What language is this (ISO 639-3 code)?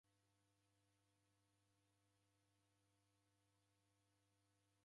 dav